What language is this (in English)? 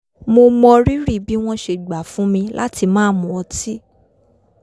Yoruba